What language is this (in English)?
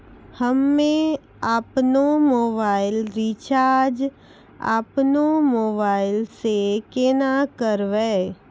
Maithili